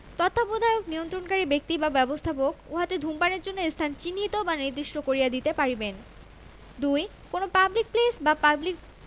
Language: Bangla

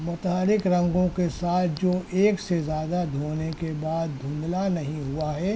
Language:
Urdu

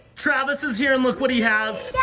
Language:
English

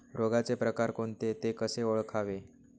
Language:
Marathi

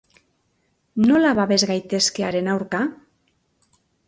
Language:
Basque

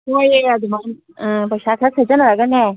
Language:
Manipuri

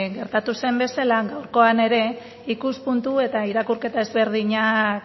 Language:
Basque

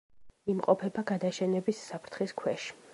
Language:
Georgian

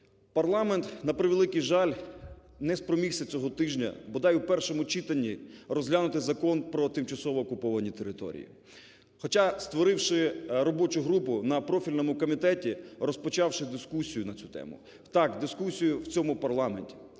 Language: Ukrainian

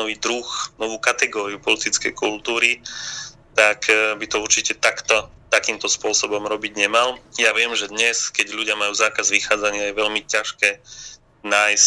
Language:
Slovak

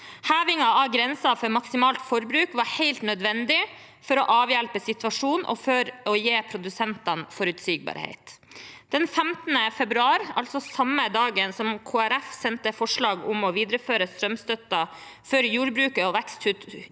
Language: Norwegian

